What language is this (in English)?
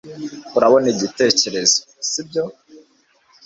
Kinyarwanda